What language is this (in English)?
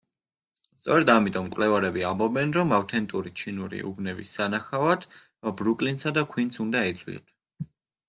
Georgian